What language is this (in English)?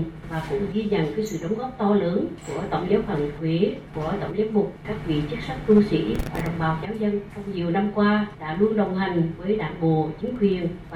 Vietnamese